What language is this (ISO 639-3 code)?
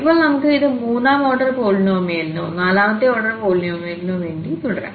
mal